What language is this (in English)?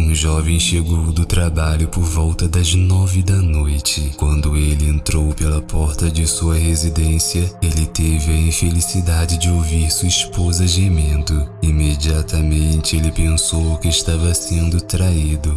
Portuguese